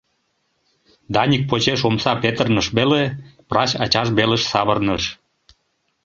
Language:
Mari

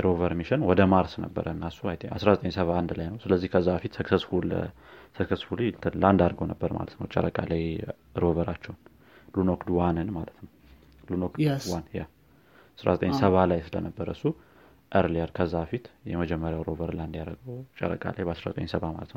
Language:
Amharic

